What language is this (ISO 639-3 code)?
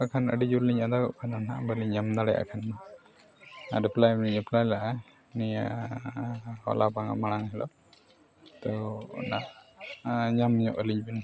sat